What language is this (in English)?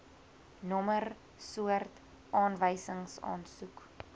Afrikaans